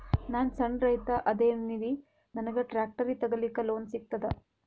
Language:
Kannada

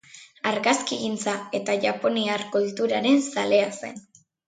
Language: Basque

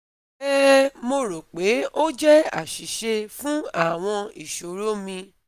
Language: Yoruba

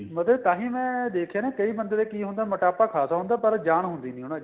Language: Punjabi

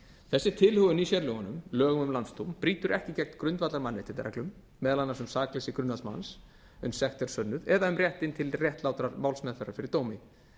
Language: Icelandic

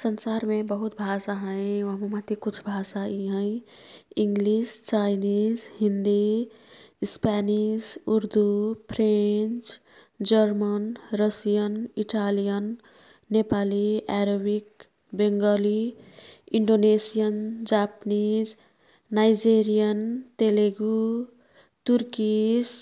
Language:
Kathoriya Tharu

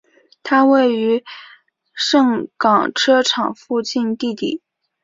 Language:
Chinese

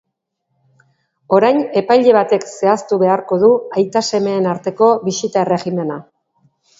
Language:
Basque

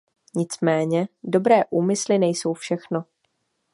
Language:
Czech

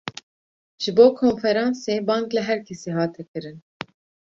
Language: Kurdish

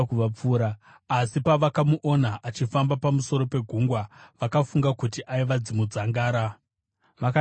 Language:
Shona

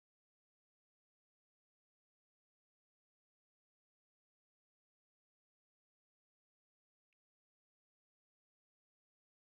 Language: Russian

